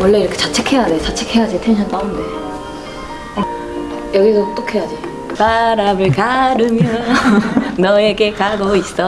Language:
Korean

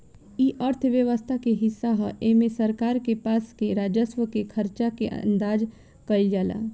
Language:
Bhojpuri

